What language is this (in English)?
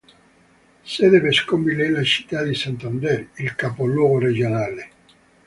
Italian